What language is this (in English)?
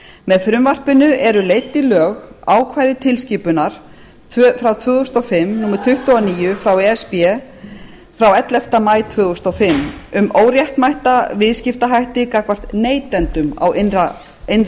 Icelandic